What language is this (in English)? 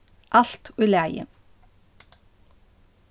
Faroese